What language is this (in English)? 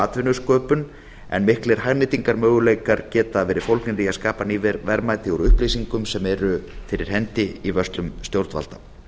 Icelandic